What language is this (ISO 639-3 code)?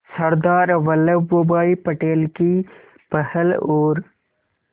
hin